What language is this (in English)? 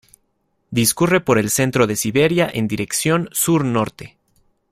Spanish